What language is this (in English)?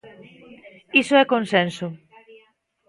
Galician